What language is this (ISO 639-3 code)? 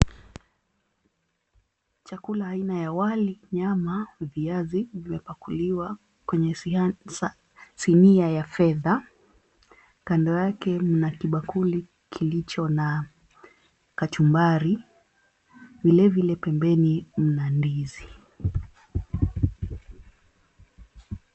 swa